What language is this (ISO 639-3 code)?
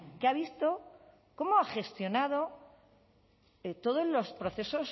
spa